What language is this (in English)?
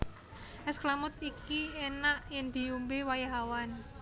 Javanese